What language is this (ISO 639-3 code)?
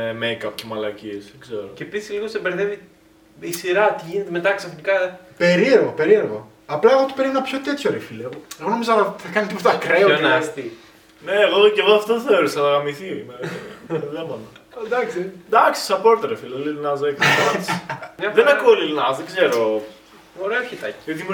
ell